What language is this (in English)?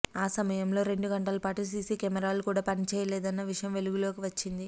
Telugu